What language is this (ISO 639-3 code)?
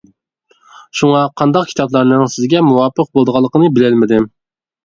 uig